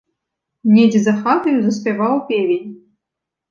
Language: Belarusian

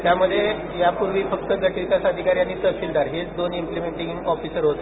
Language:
Marathi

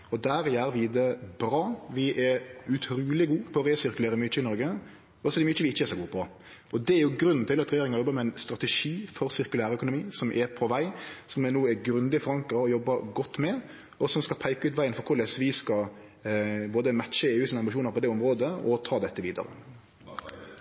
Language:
Norwegian Nynorsk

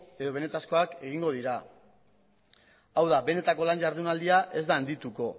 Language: Basque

